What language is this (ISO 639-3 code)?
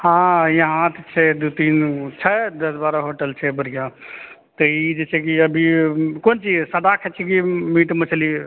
mai